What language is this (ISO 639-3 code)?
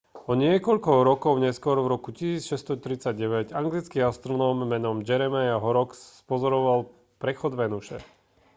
slk